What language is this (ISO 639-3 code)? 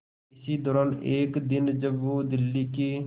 hin